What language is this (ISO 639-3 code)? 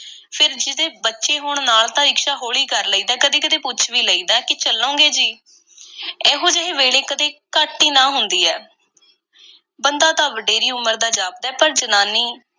pan